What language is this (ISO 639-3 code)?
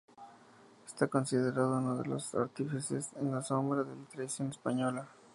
spa